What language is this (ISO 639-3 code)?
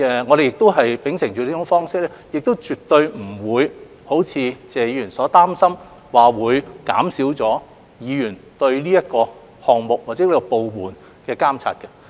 yue